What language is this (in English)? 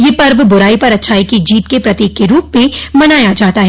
Hindi